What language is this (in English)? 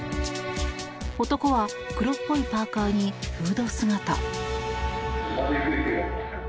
Japanese